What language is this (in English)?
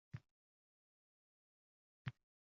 Uzbek